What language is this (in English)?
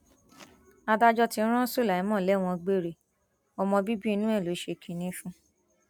Yoruba